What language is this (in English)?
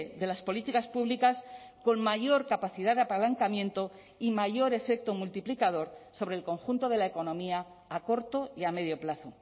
Spanish